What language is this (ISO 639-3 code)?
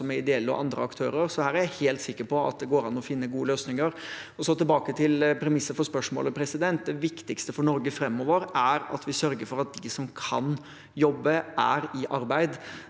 nor